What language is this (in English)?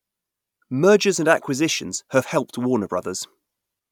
English